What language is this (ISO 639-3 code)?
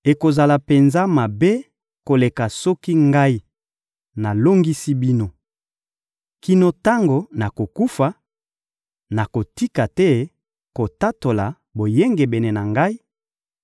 lin